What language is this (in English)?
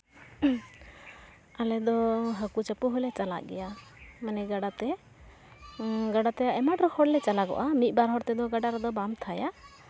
Santali